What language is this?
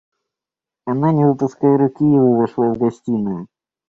Russian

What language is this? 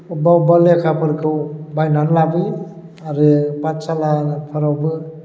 Bodo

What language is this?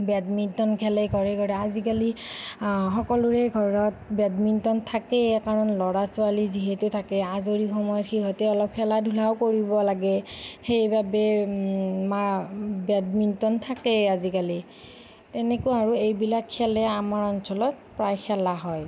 Assamese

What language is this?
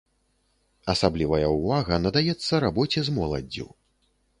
Belarusian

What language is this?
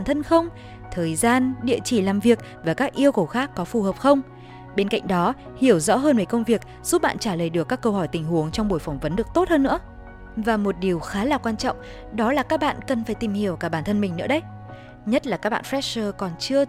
Vietnamese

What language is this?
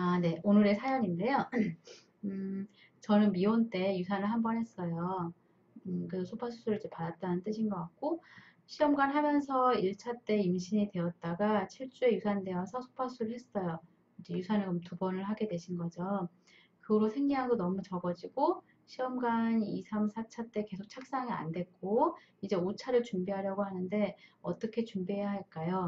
Korean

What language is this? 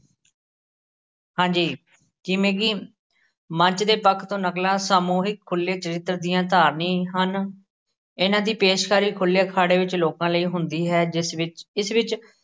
Punjabi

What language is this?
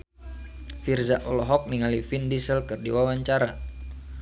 Sundanese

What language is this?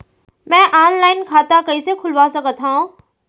Chhattisgarhi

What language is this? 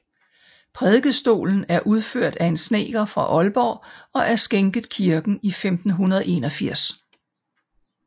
Danish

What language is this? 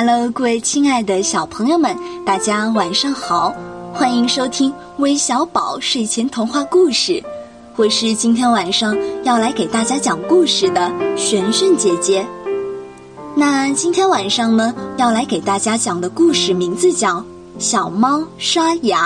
Chinese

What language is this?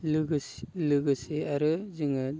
Bodo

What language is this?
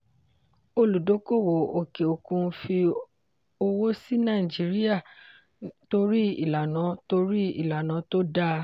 Yoruba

